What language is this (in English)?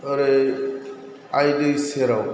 Bodo